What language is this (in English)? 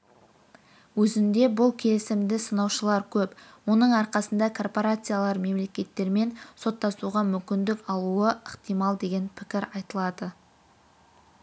Kazakh